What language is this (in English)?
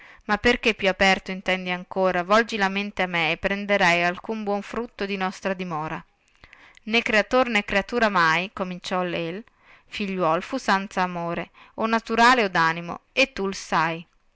Italian